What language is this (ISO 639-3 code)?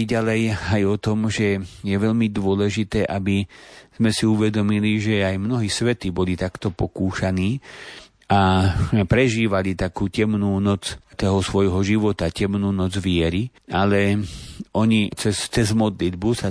slk